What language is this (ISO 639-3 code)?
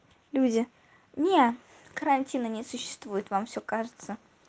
rus